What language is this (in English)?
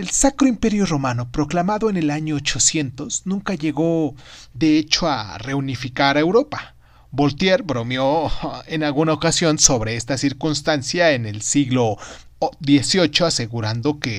Spanish